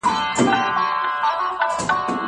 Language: Pashto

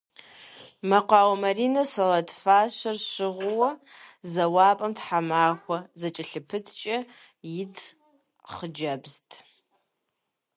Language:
Kabardian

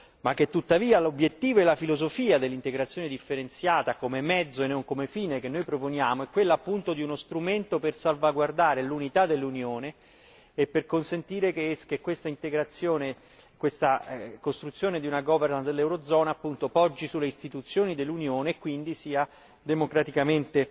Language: Italian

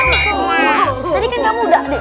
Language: Indonesian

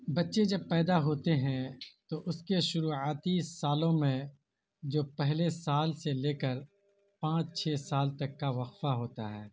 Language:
Urdu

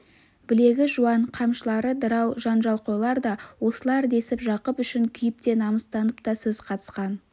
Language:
Kazakh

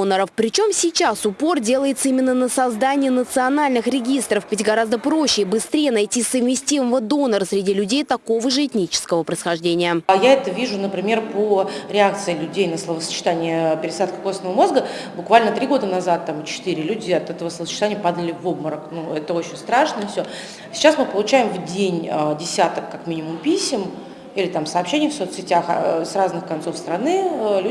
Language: Russian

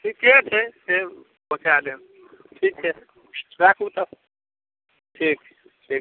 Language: Maithili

